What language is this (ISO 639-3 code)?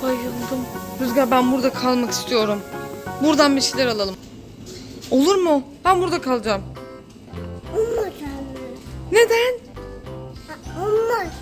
tur